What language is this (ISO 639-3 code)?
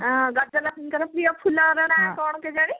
ori